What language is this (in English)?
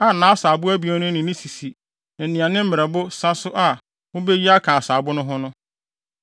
Akan